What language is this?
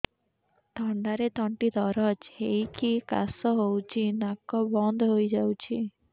Odia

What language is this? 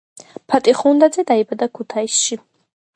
Georgian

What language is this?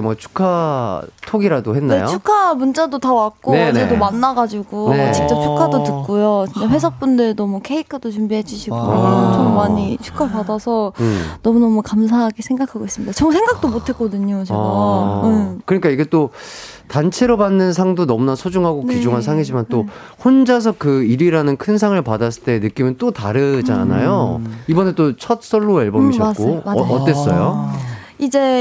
Korean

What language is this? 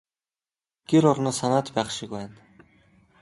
Mongolian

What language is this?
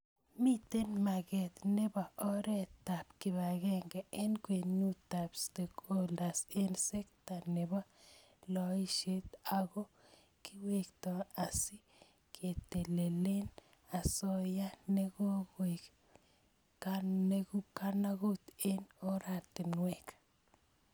Kalenjin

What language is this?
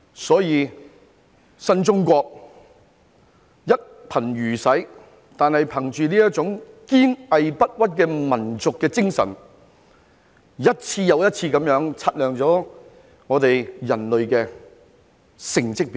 Cantonese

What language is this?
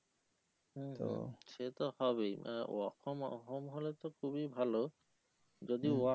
Bangla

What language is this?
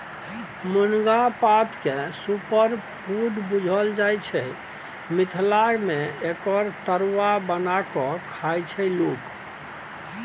Maithili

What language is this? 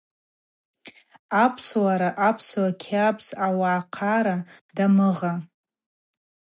Abaza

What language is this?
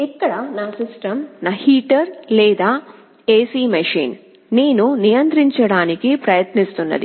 Telugu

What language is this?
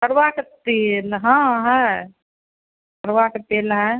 Hindi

